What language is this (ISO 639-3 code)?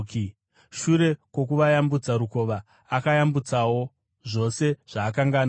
sna